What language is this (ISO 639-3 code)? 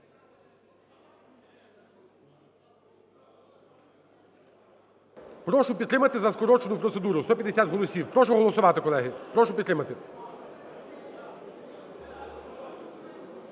ukr